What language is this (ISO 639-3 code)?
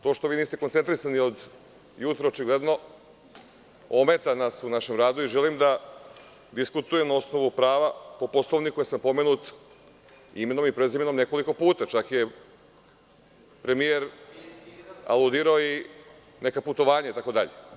srp